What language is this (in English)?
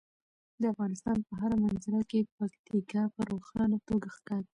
Pashto